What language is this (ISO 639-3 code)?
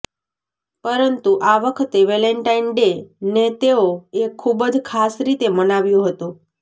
guj